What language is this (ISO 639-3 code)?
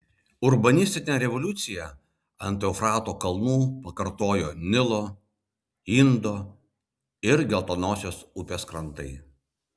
lit